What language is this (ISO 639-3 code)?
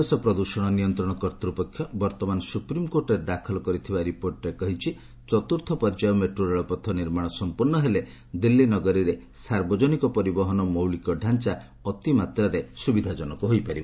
ori